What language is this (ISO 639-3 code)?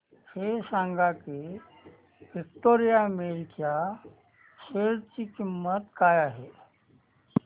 mar